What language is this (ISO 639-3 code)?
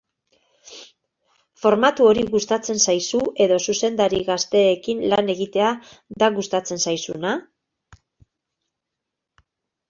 eus